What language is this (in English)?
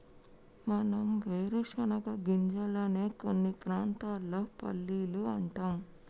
Telugu